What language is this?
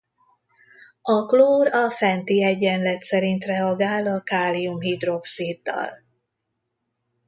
Hungarian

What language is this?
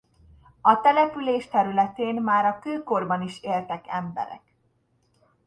Hungarian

